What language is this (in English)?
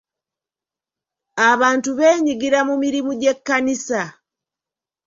Ganda